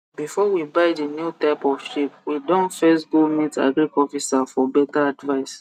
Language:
Nigerian Pidgin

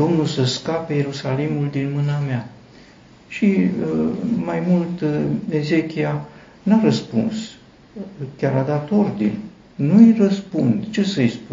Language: Romanian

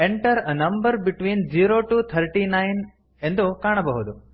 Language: Kannada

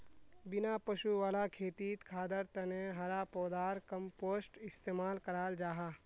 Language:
Magahi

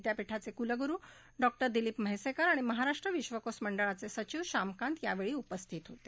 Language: Marathi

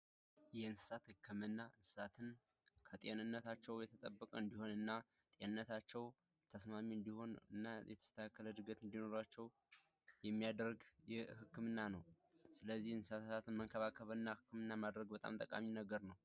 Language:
Amharic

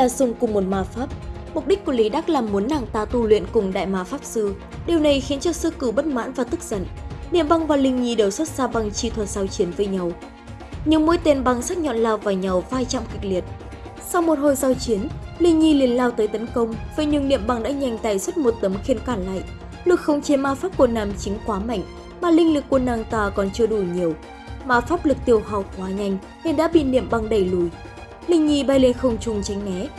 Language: Vietnamese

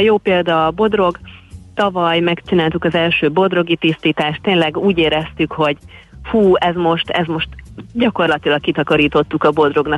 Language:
Hungarian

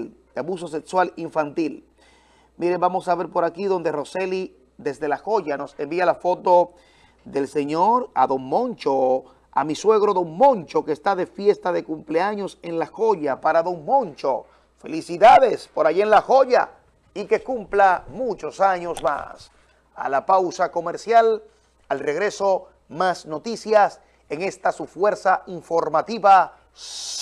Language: Spanish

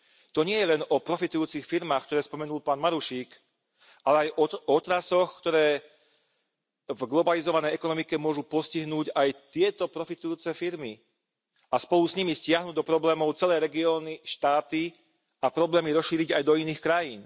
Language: Slovak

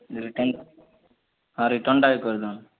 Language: Odia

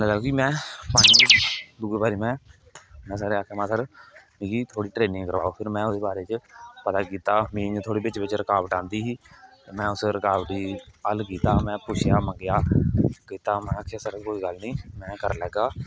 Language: Dogri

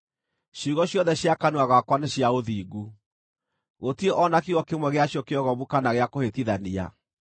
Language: Kikuyu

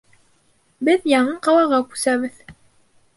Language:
Bashkir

